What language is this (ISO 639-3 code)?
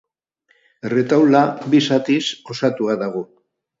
eus